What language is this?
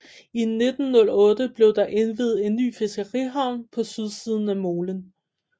Danish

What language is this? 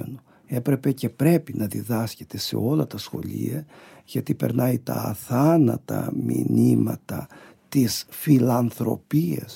Greek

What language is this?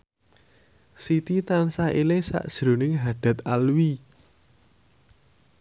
Javanese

